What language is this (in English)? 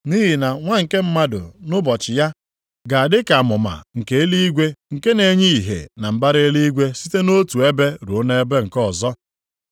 Igbo